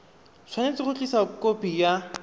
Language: Tswana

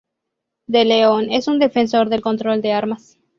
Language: Spanish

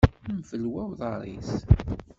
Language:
Kabyle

